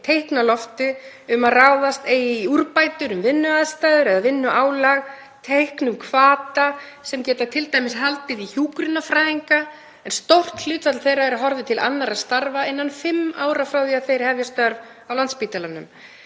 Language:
Icelandic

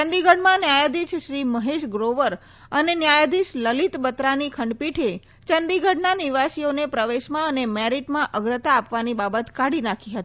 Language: Gujarati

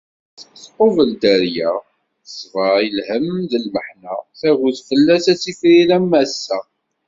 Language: Kabyle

